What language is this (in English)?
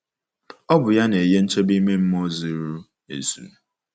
Igbo